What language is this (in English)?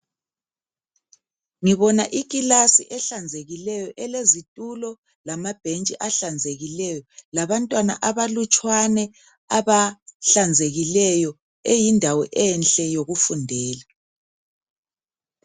North Ndebele